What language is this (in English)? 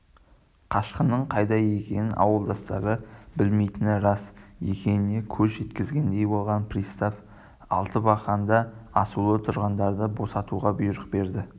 Kazakh